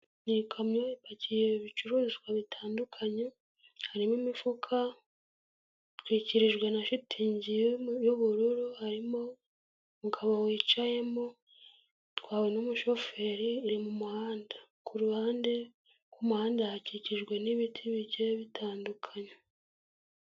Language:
Kinyarwanda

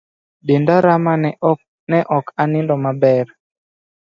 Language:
Luo (Kenya and Tanzania)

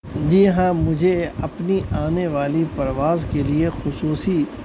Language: Urdu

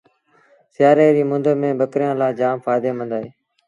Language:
Sindhi Bhil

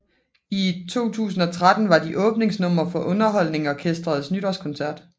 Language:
Danish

